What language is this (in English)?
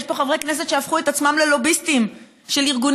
Hebrew